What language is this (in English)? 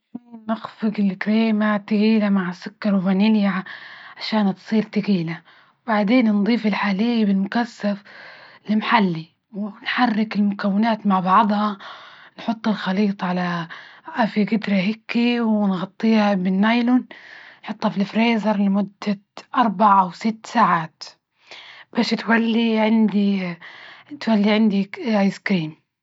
Libyan Arabic